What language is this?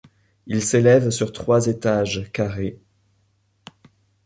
French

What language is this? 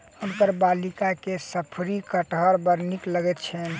Maithili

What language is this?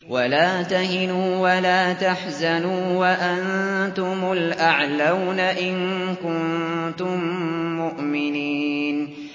Arabic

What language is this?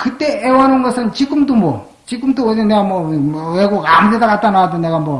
Korean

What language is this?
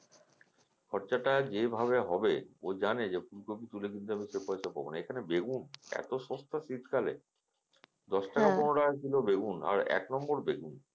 Bangla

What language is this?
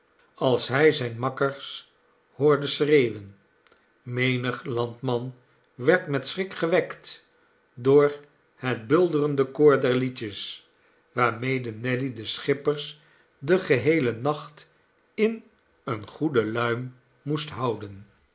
Dutch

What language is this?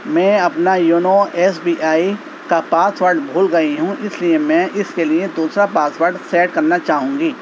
Urdu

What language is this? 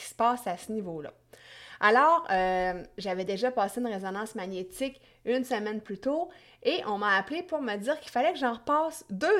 French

